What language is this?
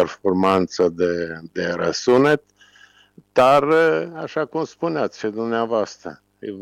Romanian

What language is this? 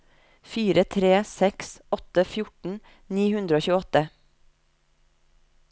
Norwegian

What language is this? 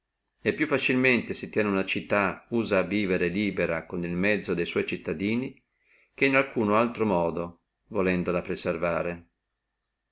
Italian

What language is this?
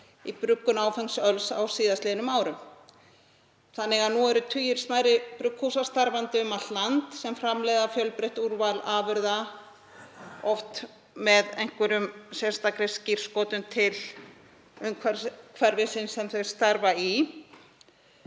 Icelandic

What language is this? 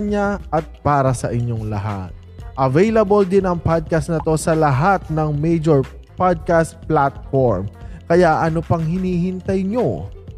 Filipino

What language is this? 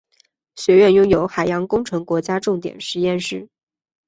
Chinese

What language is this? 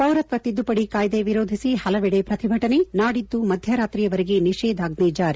Kannada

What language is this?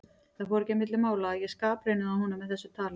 Icelandic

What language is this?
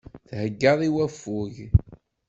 Kabyle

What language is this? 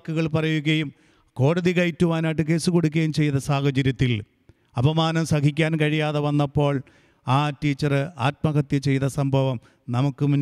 Malayalam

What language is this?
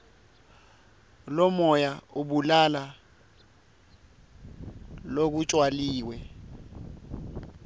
Swati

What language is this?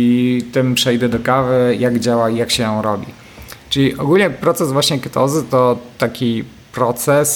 Polish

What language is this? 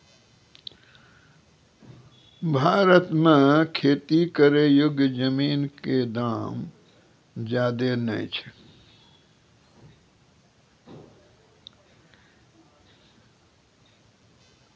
Maithili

